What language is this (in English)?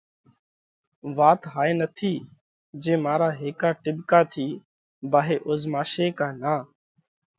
Parkari Koli